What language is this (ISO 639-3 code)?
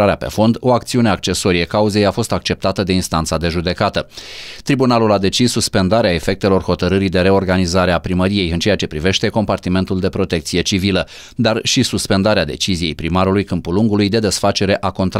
ron